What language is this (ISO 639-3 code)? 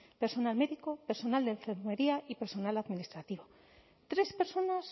spa